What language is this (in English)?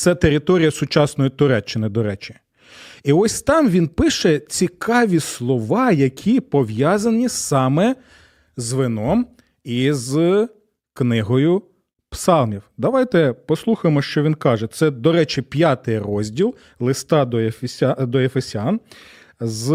Ukrainian